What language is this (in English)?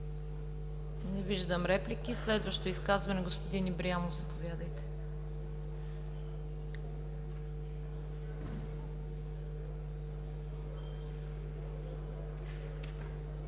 Bulgarian